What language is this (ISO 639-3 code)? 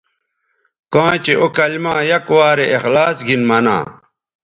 btv